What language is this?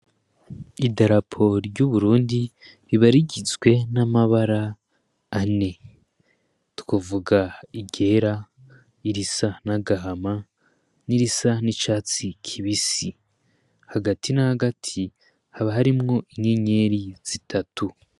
Rundi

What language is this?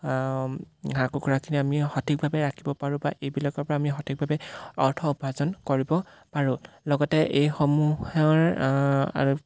Assamese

